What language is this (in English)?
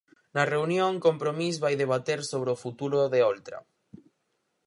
Galician